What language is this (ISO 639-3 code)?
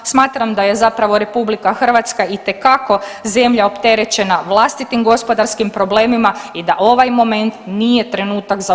hrv